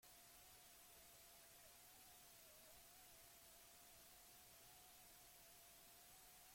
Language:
Basque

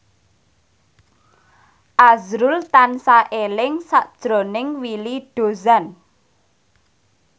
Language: Javanese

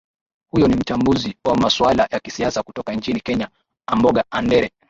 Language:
Swahili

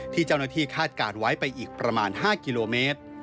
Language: Thai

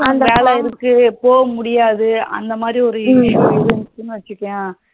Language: Tamil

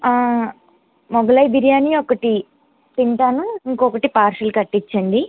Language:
Telugu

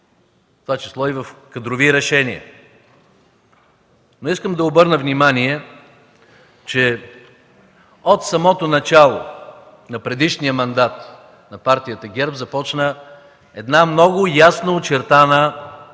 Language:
Bulgarian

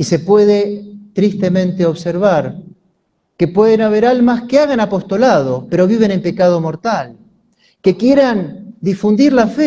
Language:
Spanish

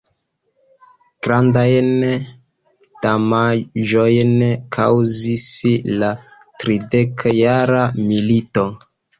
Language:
Esperanto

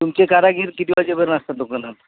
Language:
Marathi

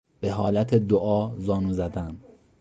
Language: Persian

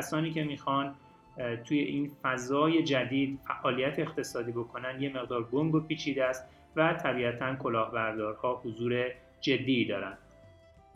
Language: Persian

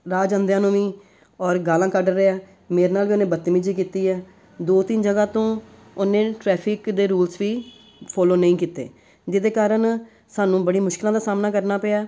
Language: Punjabi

